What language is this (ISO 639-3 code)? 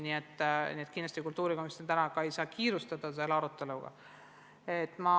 est